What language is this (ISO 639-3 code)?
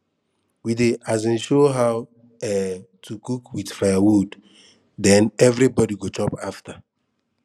pcm